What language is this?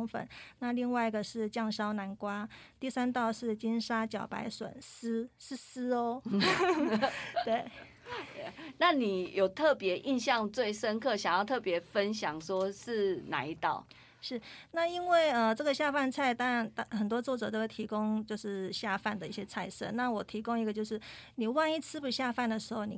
Chinese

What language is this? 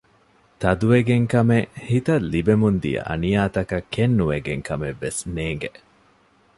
Divehi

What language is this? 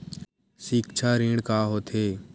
Chhattisgarhi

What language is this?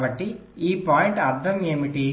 Telugu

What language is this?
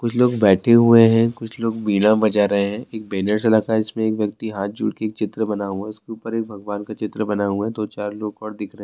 Urdu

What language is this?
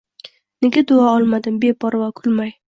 Uzbek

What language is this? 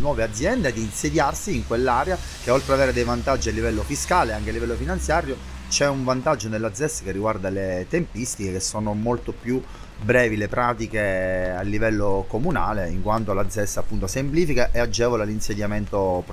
Italian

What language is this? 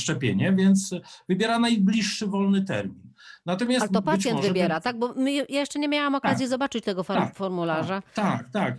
Polish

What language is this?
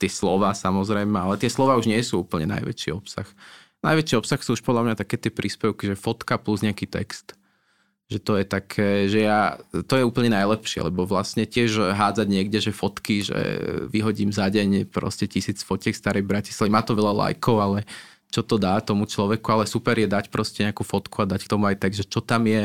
Slovak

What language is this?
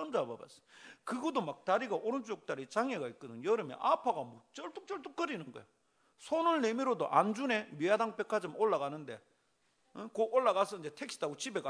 Korean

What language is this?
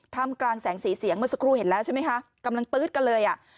Thai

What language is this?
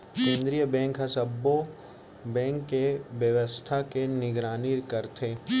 Chhattisgarhi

